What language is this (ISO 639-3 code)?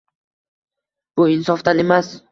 uzb